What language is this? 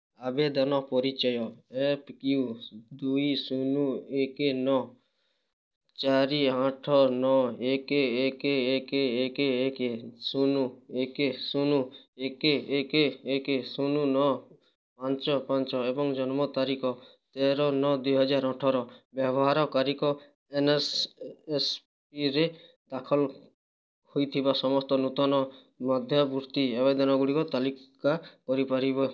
Odia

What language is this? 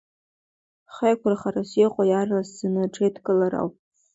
Abkhazian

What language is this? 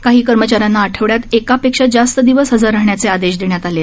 Marathi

